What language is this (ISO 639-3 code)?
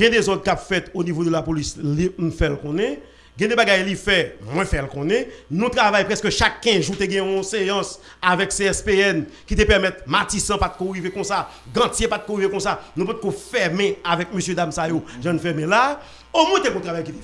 fra